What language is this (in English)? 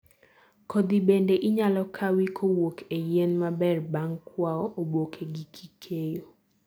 Luo (Kenya and Tanzania)